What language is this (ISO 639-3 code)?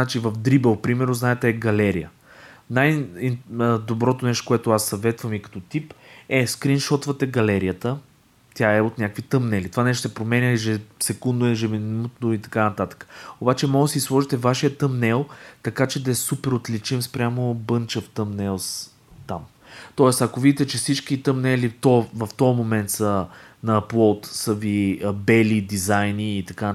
bul